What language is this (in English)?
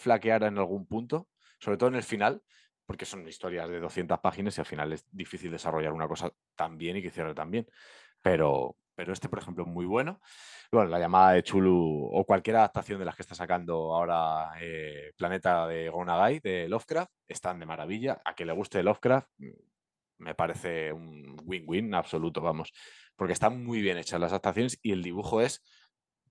Spanish